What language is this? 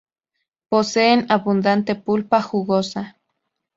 Spanish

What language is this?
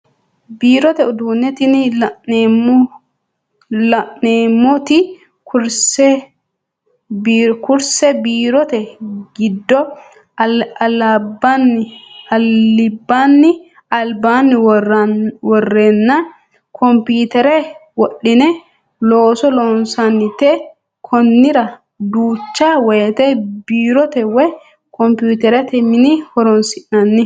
Sidamo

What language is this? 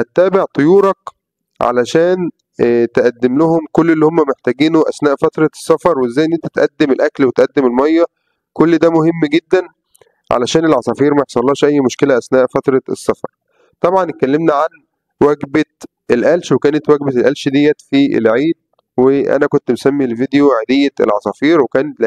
Arabic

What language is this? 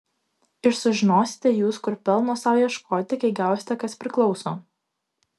Lithuanian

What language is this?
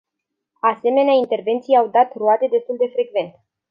Romanian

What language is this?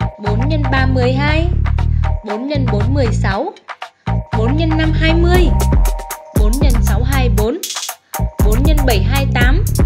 Vietnamese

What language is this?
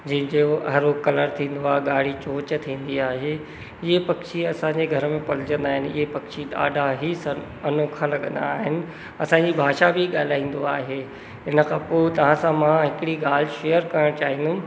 Sindhi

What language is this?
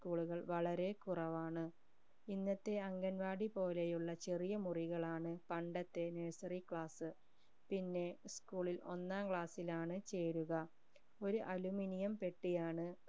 Malayalam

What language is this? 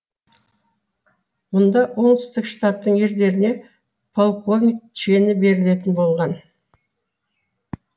Kazakh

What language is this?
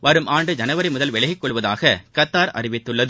Tamil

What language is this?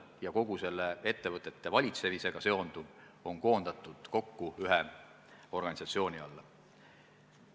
Estonian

